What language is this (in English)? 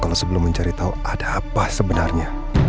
Indonesian